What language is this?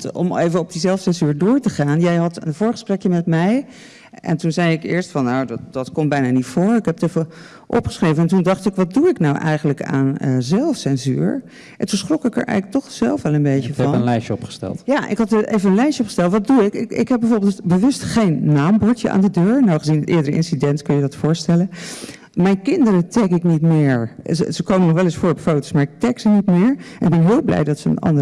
Dutch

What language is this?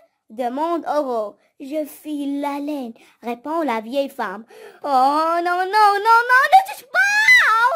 French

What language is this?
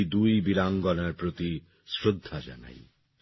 Bangla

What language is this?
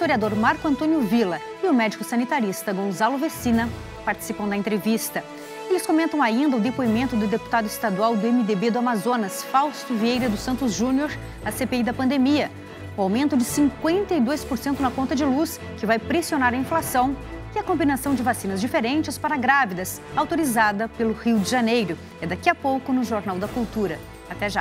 Portuguese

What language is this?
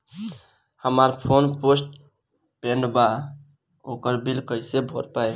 Bhojpuri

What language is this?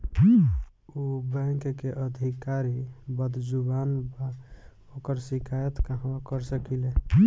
Bhojpuri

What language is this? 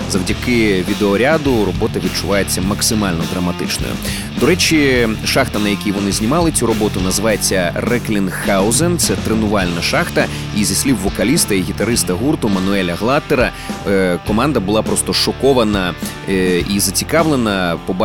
Ukrainian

